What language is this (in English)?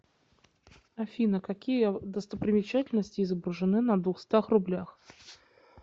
Russian